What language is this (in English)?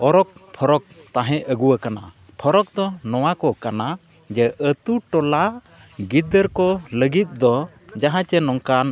Santali